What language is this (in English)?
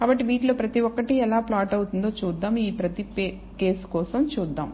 Telugu